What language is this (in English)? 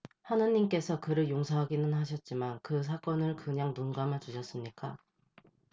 Korean